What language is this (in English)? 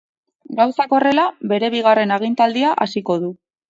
Basque